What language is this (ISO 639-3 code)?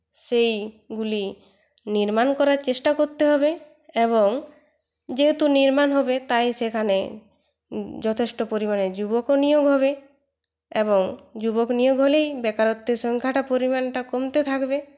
ben